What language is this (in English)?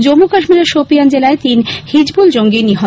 Bangla